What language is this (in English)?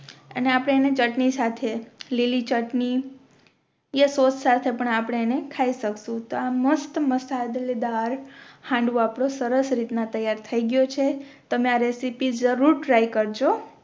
Gujarati